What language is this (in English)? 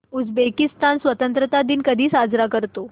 Marathi